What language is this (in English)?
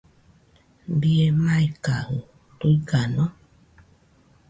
Nüpode Huitoto